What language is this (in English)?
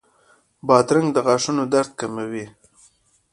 Pashto